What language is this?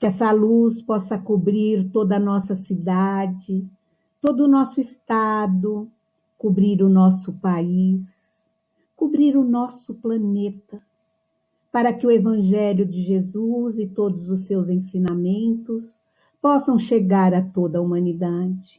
Portuguese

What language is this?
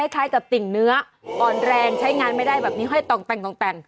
Thai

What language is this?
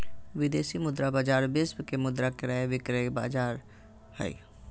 Magahi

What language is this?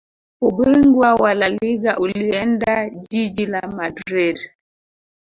Swahili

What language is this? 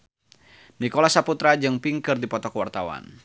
Sundanese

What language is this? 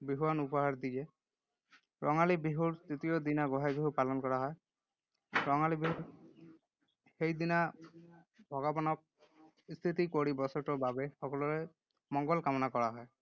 Assamese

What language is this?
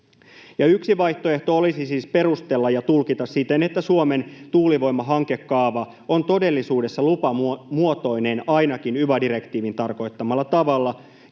Finnish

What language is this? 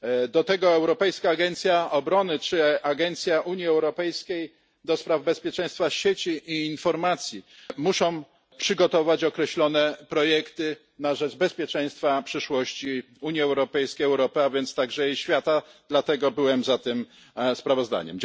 Polish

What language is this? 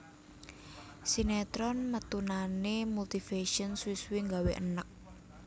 Javanese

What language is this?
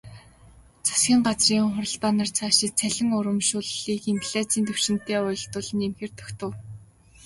Mongolian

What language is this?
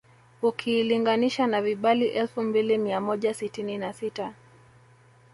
Swahili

